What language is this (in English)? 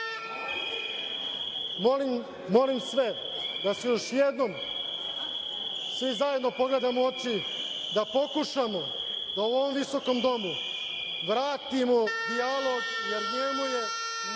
Serbian